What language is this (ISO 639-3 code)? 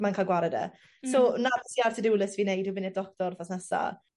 cym